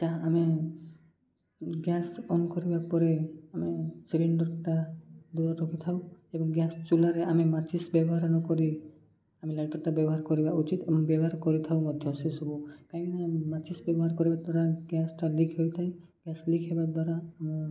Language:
Odia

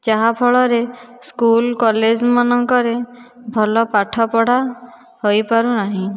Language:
Odia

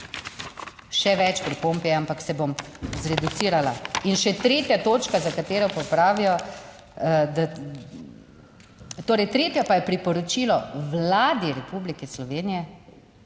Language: Slovenian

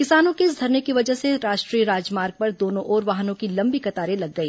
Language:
Hindi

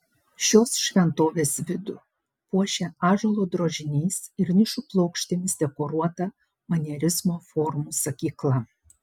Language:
Lithuanian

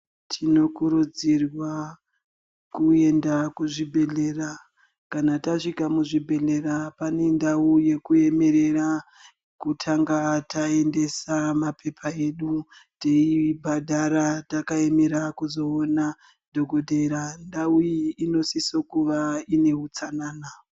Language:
Ndau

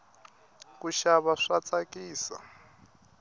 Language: Tsonga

